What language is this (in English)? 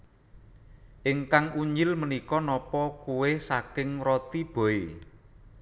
Javanese